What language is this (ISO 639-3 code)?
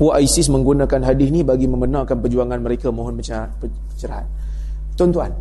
msa